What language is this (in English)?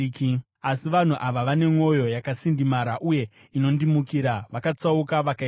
Shona